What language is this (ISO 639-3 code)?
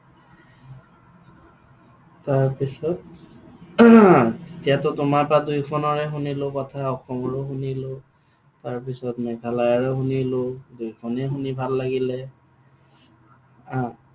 asm